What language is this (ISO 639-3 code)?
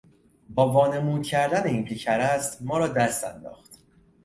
fas